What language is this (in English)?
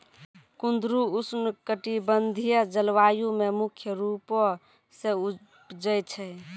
Maithili